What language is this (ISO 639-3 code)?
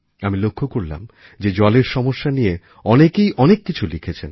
ben